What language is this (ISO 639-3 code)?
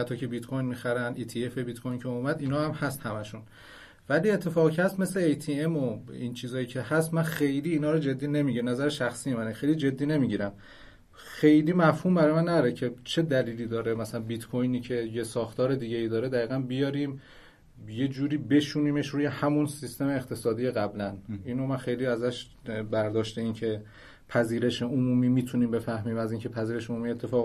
fas